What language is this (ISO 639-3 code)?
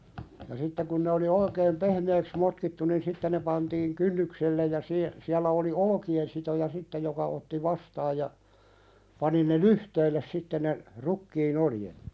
fin